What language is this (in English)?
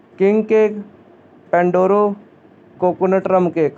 Punjabi